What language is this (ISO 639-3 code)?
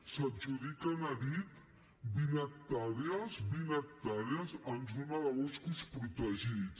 cat